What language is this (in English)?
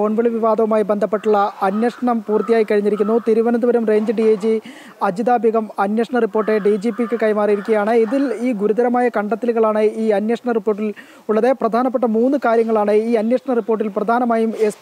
Malayalam